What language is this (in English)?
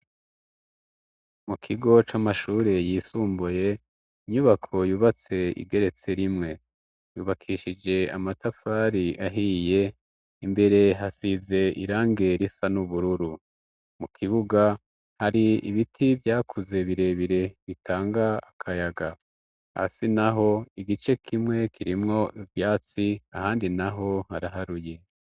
Rundi